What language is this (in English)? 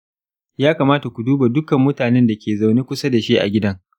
Hausa